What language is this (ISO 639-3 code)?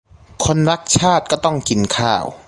tha